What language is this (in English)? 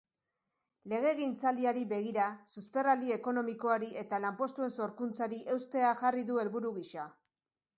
Basque